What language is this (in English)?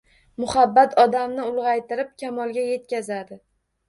Uzbek